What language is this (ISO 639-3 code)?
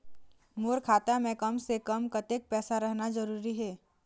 hne